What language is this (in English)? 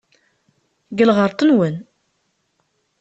Kabyle